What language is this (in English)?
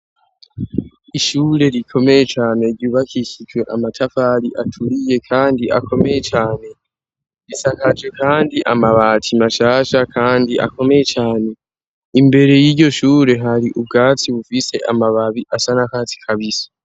Rundi